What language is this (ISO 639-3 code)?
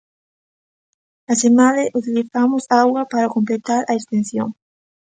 glg